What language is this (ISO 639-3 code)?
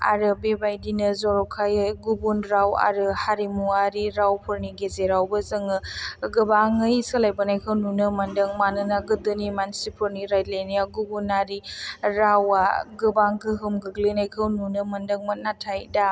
brx